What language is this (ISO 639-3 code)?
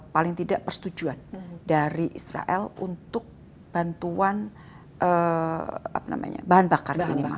ind